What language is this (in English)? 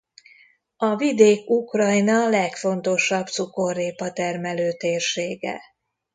Hungarian